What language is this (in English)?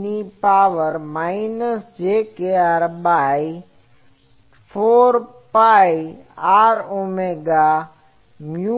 Gujarati